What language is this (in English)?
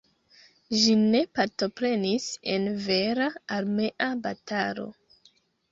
Esperanto